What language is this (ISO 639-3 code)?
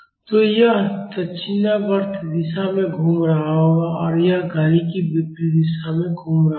hin